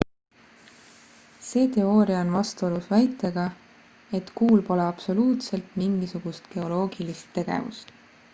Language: Estonian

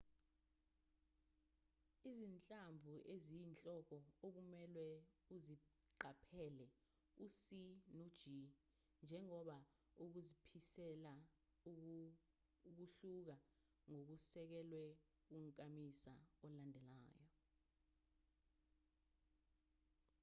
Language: Zulu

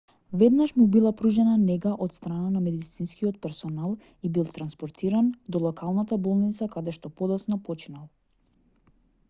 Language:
Macedonian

